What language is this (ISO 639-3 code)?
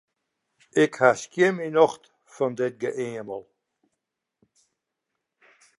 fry